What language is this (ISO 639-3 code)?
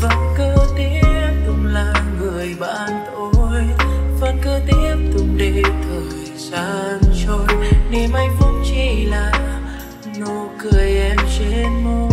vie